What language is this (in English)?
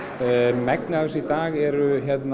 Icelandic